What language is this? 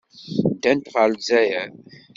Kabyle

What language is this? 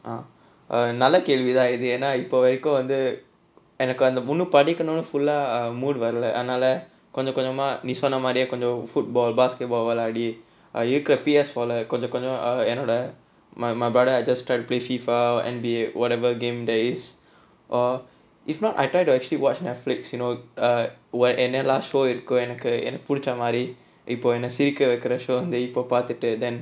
English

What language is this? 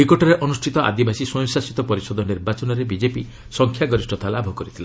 Odia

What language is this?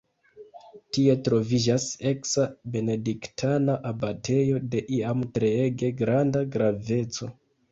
Esperanto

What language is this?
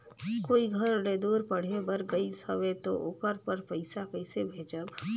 Chhattisgarhi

